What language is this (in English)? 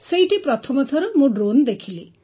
Odia